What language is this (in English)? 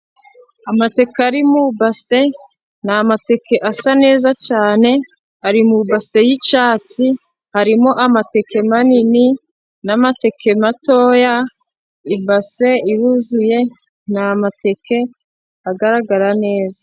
Kinyarwanda